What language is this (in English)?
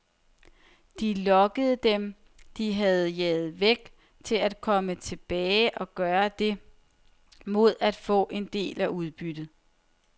Danish